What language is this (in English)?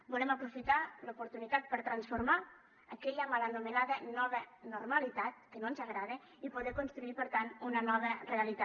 Catalan